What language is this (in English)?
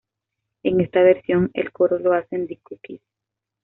Spanish